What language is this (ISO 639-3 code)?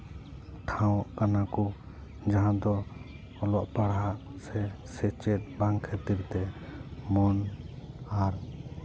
sat